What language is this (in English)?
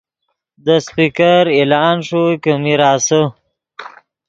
Yidgha